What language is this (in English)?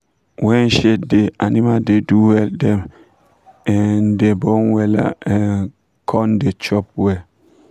Nigerian Pidgin